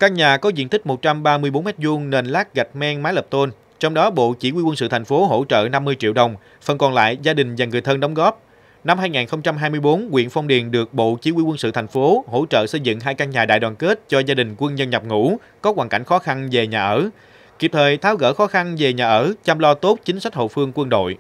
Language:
Vietnamese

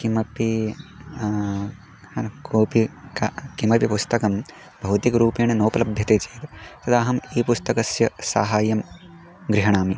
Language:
Sanskrit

